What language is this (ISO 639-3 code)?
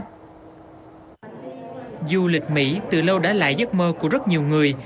vie